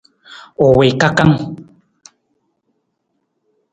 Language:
Nawdm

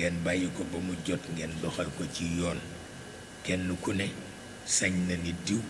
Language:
Indonesian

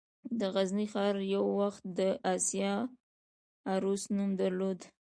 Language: Pashto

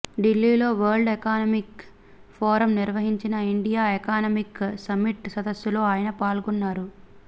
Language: Telugu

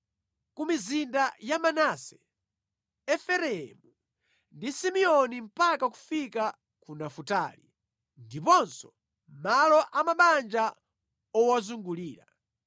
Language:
Nyanja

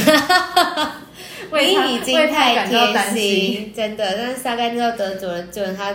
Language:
Chinese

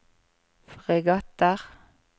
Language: Norwegian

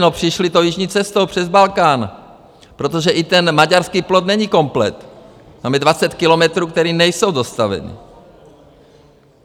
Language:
Czech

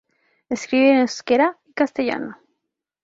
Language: Spanish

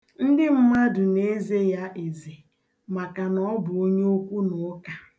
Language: Igbo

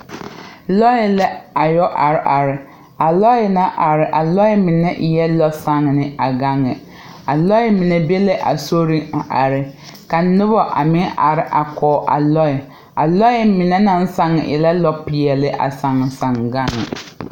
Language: Southern Dagaare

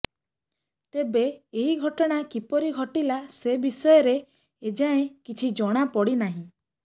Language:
Odia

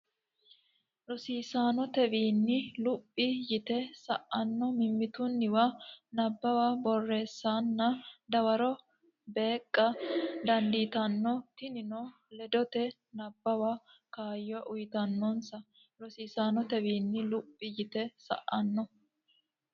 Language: Sidamo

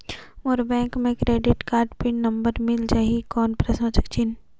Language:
Chhattisgarhi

